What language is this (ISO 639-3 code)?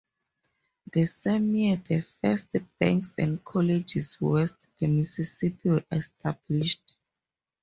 eng